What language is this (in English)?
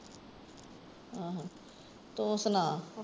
Punjabi